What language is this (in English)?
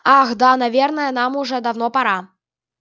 Russian